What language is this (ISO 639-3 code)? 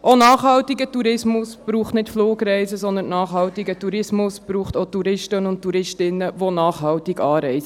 gsw